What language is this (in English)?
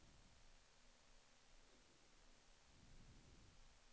Swedish